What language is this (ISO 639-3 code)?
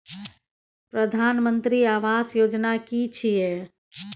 mai